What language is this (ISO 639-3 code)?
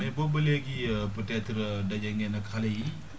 wol